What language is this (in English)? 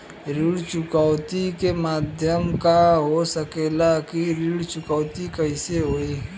Bhojpuri